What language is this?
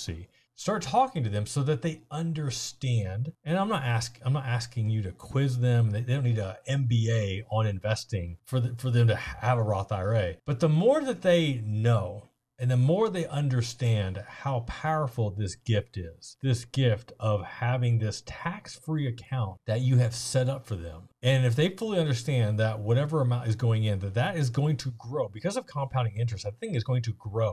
English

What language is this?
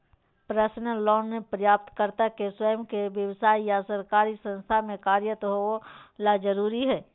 Magahi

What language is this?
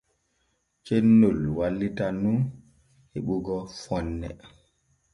Borgu Fulfulde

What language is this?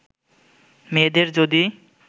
Bangla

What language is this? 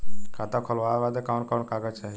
Bhojpuri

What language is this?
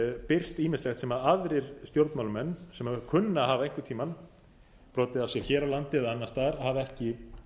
Icelandic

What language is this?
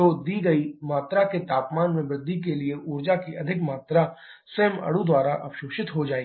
Hindi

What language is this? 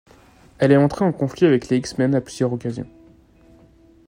French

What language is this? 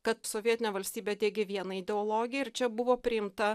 Lithuanian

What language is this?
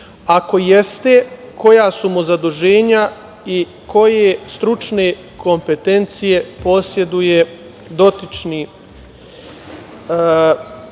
Serbian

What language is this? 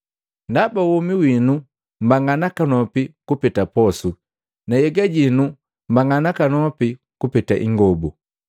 Matengo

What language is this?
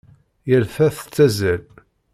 Kabyle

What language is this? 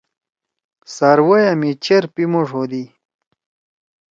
Torwali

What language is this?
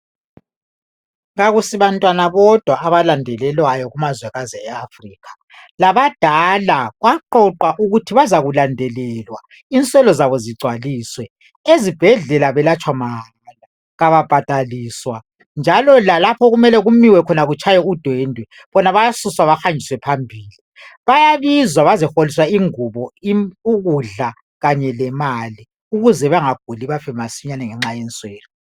North Ndebele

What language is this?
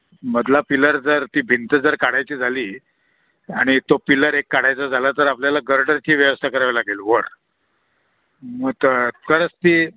Marathi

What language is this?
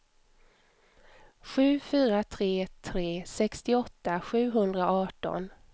Swedish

